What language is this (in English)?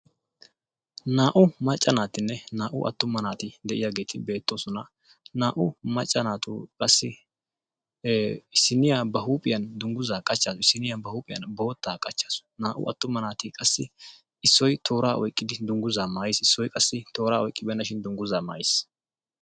Wolaytta